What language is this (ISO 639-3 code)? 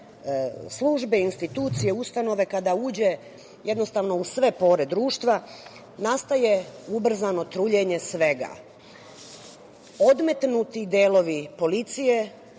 srp